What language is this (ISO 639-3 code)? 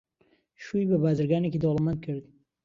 ckb